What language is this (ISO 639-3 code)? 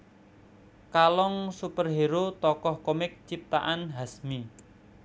jav